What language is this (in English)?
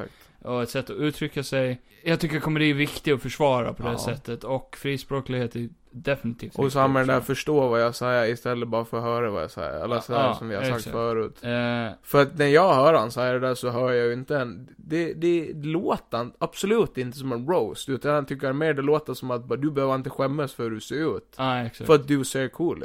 Swedish